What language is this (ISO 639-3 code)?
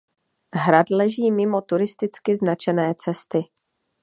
ces